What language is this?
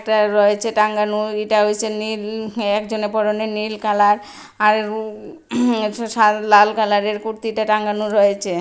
Bangla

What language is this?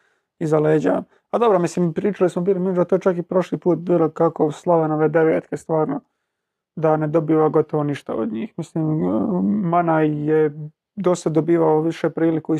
Croatian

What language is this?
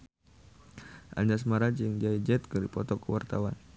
Sundanese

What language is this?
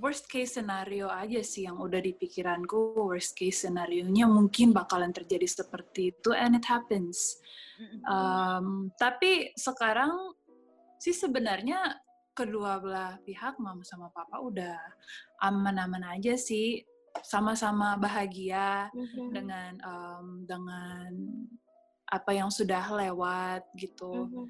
Indonesian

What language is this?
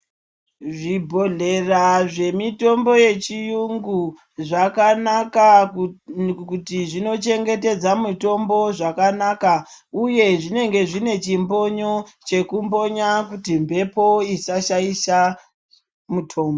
Ndau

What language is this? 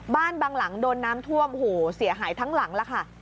Thai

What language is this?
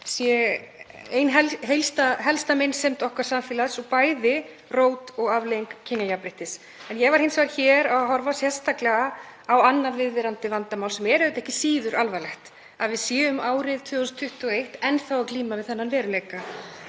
Icelandic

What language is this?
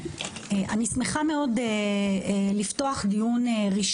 Hebrew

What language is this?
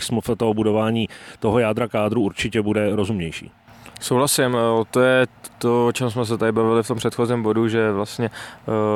Czech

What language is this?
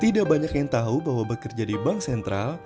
Indonesian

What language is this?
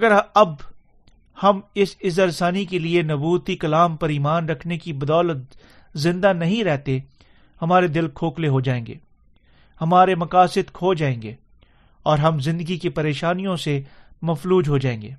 Urdu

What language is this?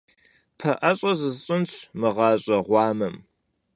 Kabardian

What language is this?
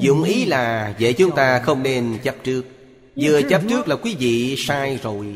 Vietnamese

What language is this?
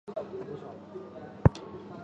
Chinese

